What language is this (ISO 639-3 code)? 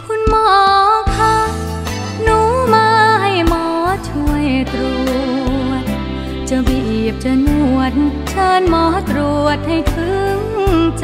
tha